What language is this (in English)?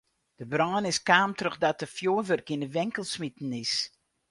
Western Frisian